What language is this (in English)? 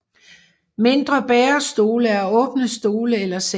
Danish